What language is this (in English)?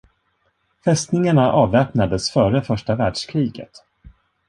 Swedish